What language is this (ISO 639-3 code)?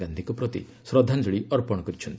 ori